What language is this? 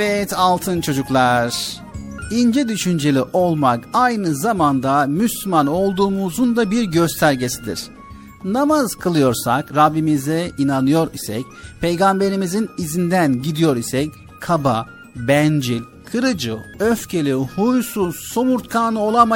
Turkish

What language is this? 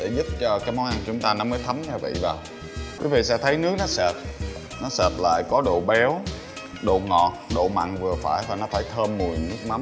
Vietnamese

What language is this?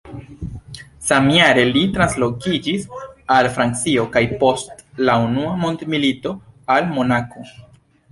Esperanto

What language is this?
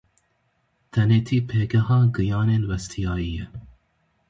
Kurdish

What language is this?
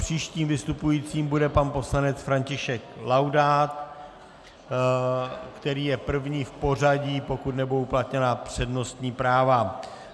Czech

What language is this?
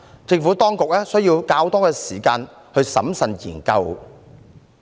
Cantonese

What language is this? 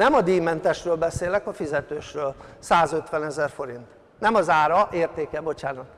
Hungarian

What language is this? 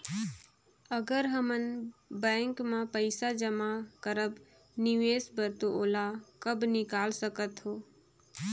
Chhattisgarhi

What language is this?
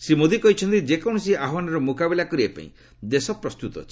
Odia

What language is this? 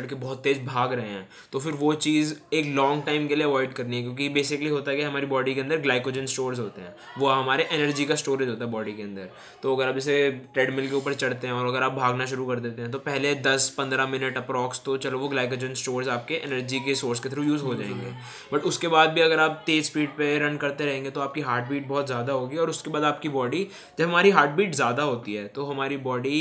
Hindi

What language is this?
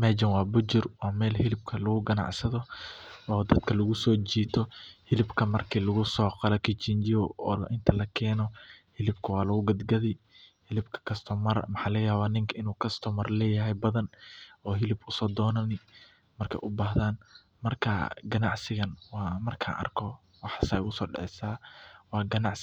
Somali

